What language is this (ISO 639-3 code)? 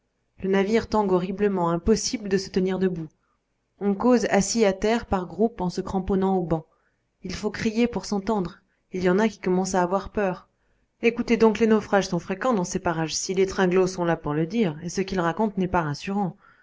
fra